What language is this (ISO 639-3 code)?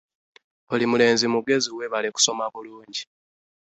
lug